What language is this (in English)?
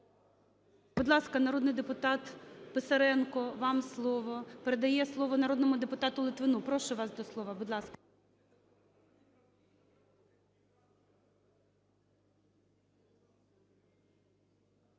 Ukrainian